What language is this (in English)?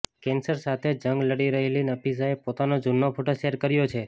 Gujarati